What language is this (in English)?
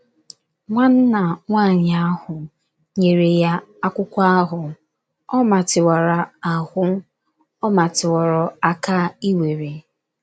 Igbo